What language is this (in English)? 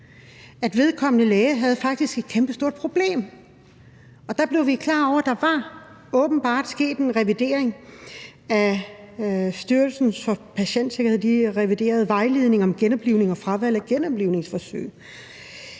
Danish